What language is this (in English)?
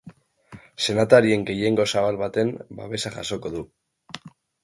Basque